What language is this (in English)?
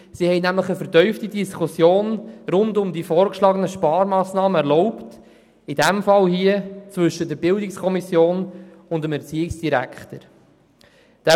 Swiss German